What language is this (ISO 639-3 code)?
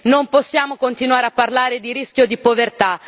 ita